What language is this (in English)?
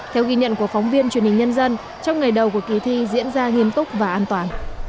Vietnamese